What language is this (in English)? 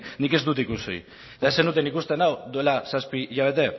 Basque